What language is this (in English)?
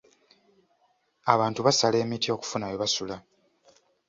Ganda